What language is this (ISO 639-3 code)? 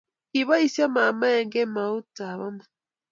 kln